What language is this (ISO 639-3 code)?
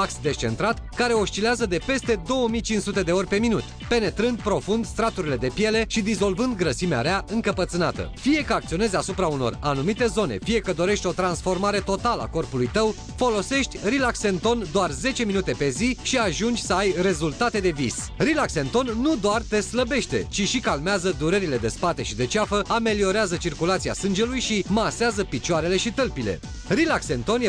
ron